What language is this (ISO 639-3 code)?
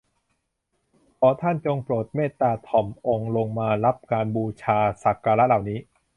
tha